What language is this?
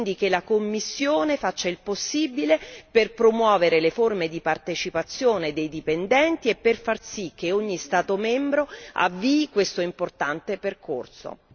Italian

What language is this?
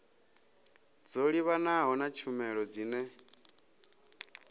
Venda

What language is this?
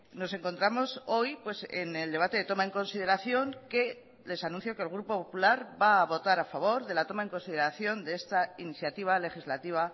Spanish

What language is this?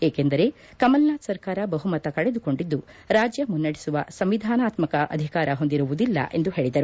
Kannada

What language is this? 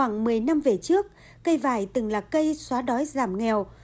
Vietnamese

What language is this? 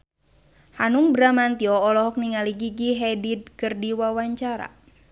Sundanese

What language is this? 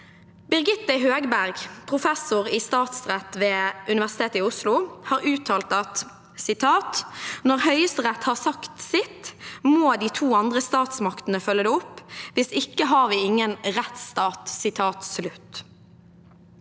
Norwegian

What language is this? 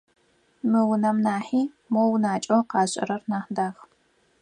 Adyghe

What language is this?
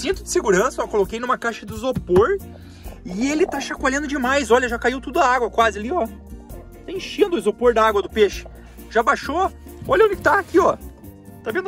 Portuguese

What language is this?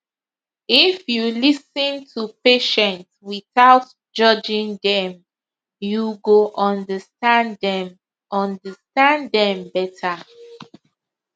Nigerian Pidgin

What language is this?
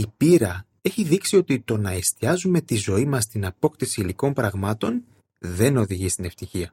Greek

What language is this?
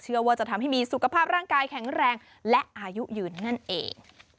Thai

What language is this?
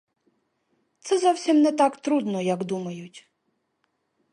Ukrainian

